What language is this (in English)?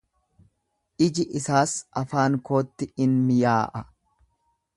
Oromo